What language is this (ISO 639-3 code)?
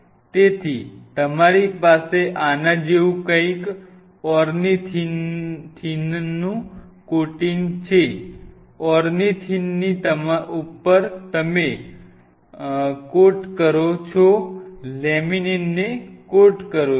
guj